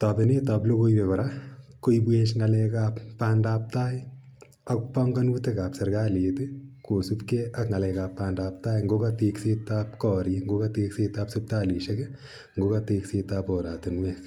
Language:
Kalenjin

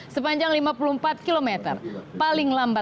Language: Indonesian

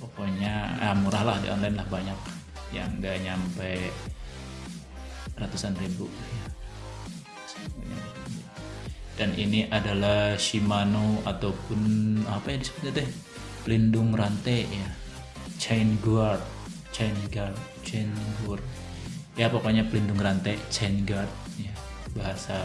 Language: Indonesian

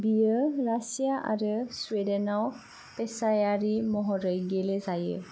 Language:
Bodo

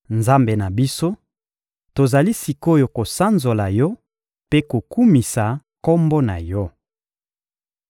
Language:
Lingala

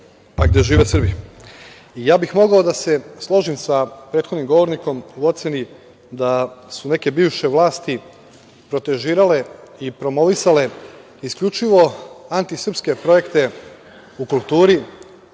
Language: Serbian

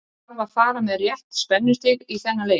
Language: Icelandic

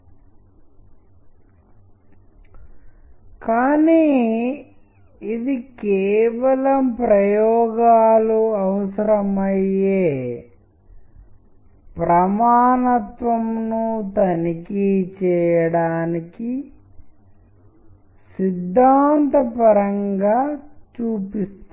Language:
Telugu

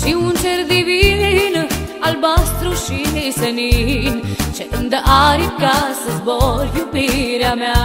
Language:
Romanian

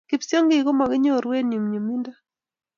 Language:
Kalenjin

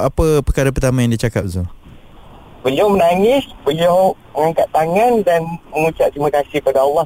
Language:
Malay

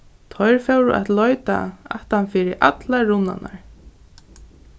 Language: Faroese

